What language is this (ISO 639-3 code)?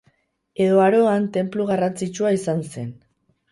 eus